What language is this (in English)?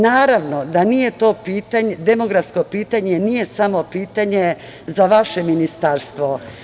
Serbian